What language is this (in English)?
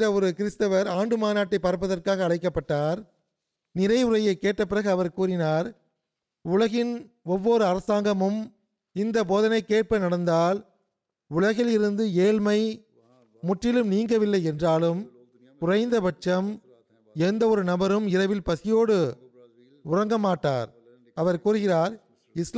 Tamil